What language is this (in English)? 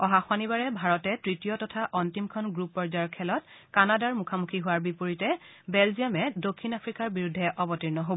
Assamese